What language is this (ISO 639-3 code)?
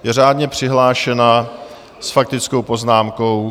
ces